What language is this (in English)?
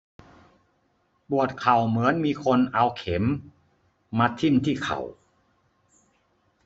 Thai